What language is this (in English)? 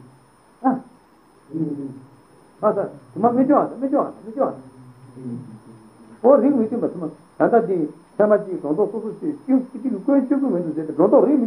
Italian